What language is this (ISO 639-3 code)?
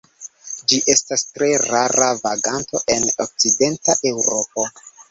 epo